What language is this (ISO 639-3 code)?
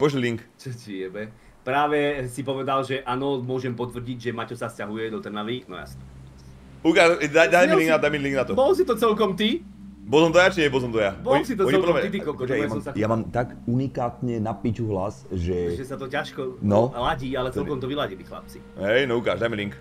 ces